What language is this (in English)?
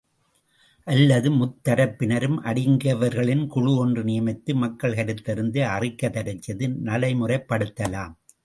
Tamil